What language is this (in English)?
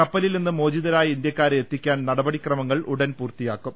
Malayalam